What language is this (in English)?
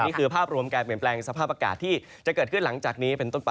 Thai